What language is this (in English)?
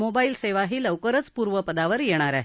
Marathi